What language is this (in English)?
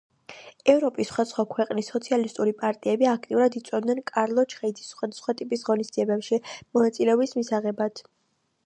Georgian